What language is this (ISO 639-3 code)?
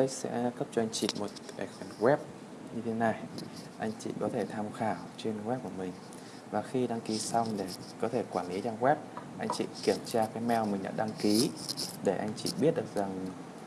vie